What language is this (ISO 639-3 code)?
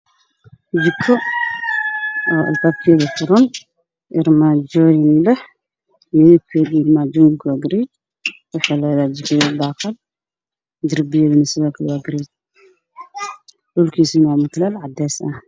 som